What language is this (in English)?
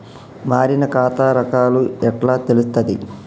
Telugu